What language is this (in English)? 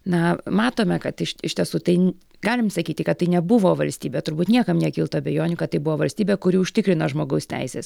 Lithuanian